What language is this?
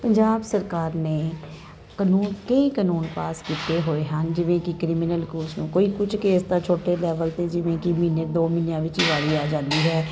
Punjabi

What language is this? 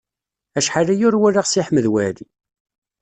Kabyle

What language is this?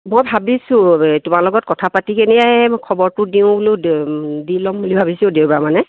Assamese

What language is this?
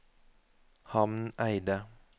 Norwegian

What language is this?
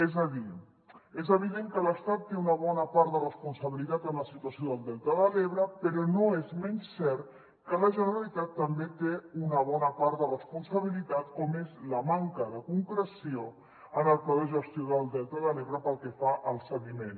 Catalan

